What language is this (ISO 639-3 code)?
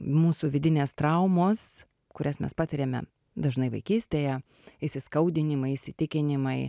lit